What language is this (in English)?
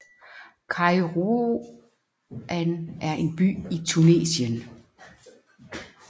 Danish